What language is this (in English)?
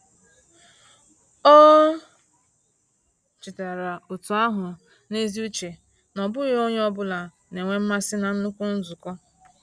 Igbo